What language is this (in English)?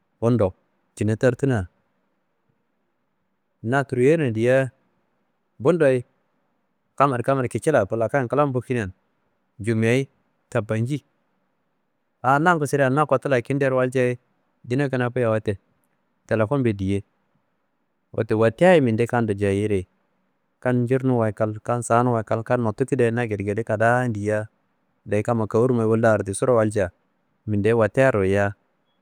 Kanembu